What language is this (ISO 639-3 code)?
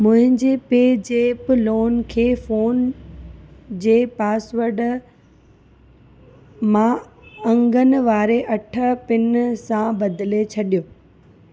snd